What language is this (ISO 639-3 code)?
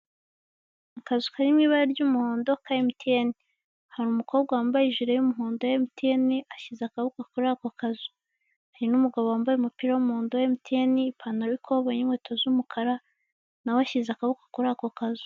kin